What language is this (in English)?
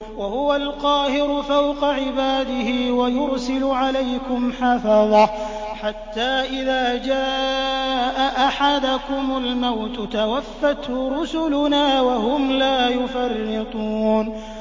Arabic